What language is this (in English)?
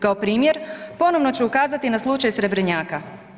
Croatian